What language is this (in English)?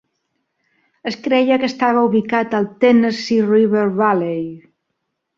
Catalan